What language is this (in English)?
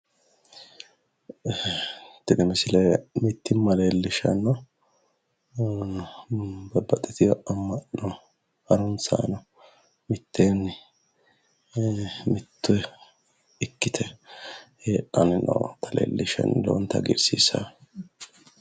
Sidamo